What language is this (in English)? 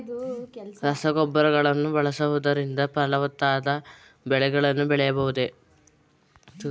Kannada